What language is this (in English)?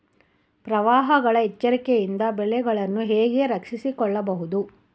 Kannada